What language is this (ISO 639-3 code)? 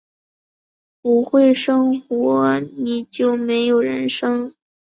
zho